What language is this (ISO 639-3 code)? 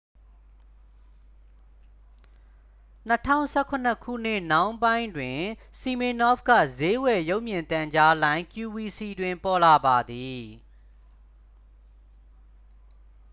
mya